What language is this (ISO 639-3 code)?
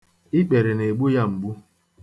ibo